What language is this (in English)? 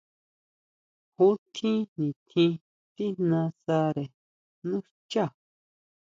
Huautla Mazatec